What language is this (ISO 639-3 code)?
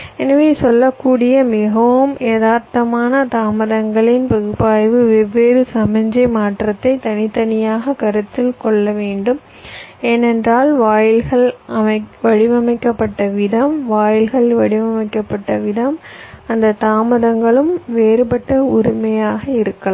tam